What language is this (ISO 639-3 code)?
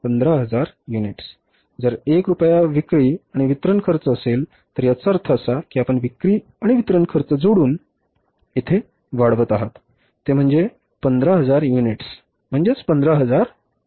mar